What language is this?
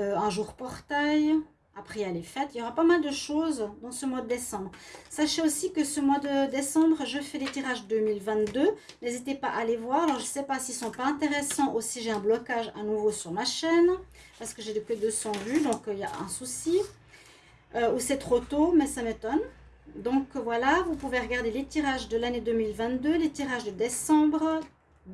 French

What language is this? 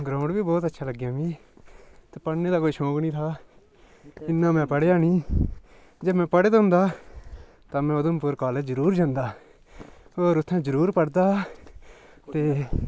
Dogri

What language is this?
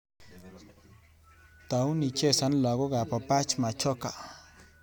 Kalenjin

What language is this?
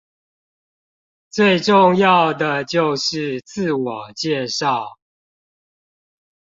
Chinese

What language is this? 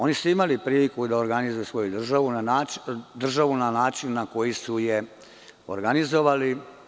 Serbian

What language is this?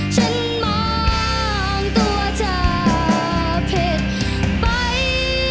Thai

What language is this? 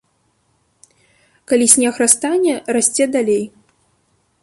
Belarusian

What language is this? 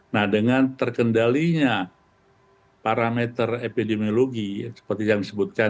Indonesian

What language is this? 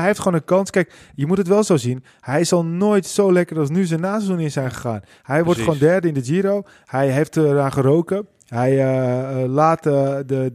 Dutch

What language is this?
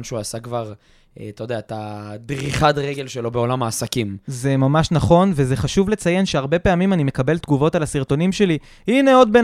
Hebrew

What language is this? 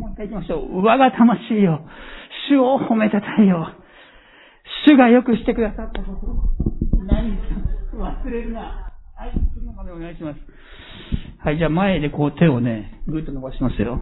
Japanese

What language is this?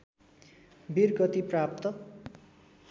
Nepali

